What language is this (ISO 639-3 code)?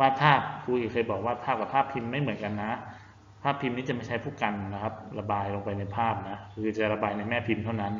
tha